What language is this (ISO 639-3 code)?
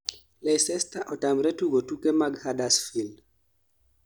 luo